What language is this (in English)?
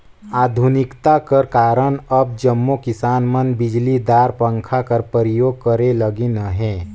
Chhattisgarhi